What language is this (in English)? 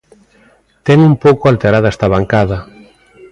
Galician